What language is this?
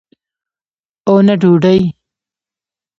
Pashto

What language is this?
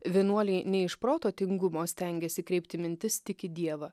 Lithuanian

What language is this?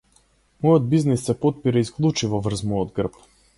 Macedonian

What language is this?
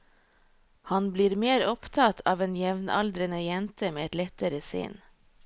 Norwegian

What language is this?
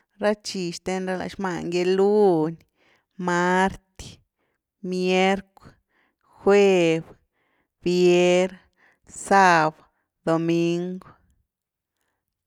Güilá Zapotec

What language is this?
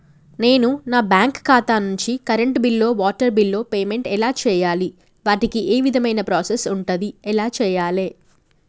Telugu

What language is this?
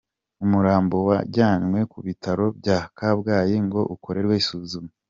Kinyarwanda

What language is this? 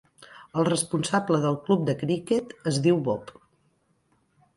Catalan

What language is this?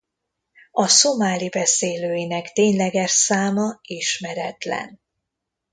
Hungarian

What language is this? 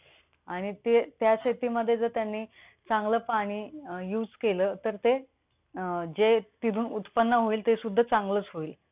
Marathi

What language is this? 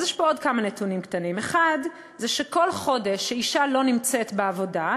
Hebrew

